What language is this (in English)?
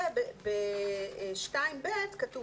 Hebrew